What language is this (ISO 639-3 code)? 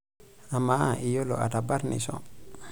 mas